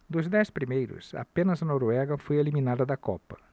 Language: Portuguese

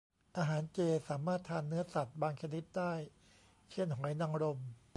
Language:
Thai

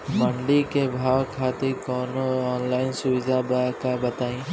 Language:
Bhojpuri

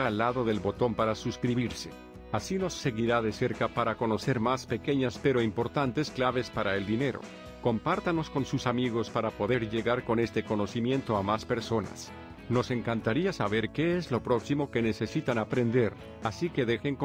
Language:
Spanish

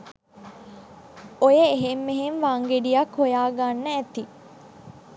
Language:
Sinhala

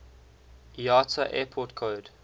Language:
English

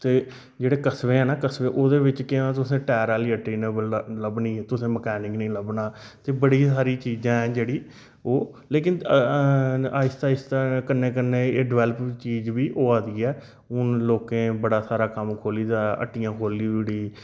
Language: Dogri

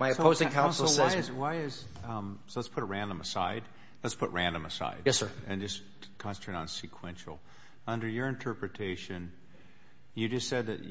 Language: English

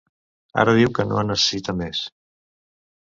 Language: Catalan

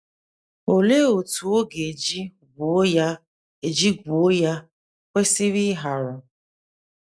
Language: Igbo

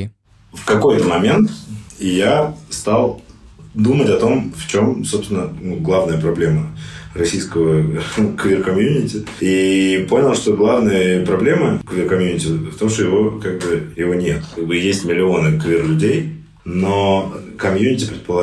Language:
Russian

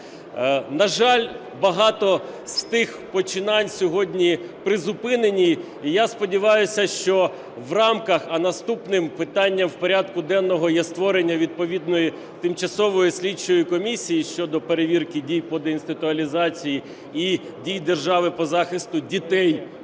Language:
Ukrainian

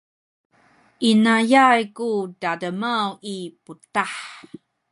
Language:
Sakizaya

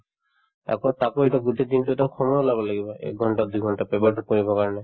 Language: Assamese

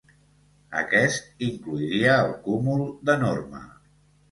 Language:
Catalan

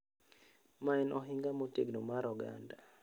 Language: Luo (Kenya and Tanzania)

